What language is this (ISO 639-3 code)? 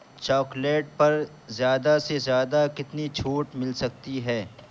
urd